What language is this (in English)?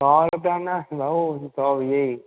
Sindhi